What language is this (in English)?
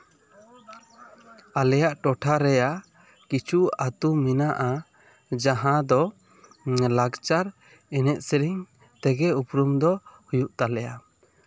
Santali